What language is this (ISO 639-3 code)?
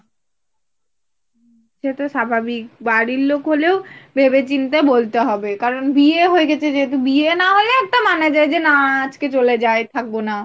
ben